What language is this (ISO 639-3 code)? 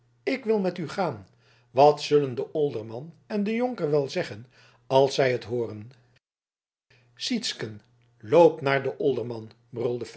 nld